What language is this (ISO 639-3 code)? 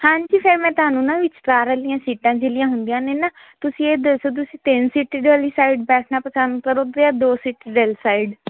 pan